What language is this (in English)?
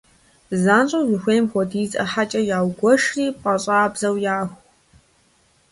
Kabardian